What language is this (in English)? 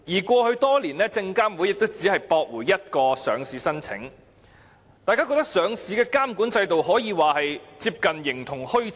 Cantonese